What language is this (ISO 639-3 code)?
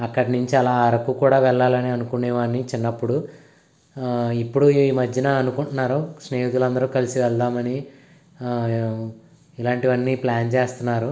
tel